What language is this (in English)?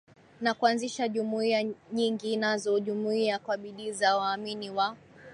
Swahili